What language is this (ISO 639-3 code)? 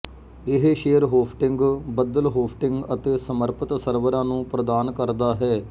pan